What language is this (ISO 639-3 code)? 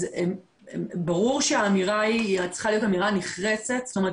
heb